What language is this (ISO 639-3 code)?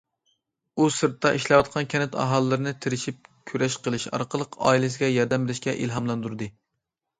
uig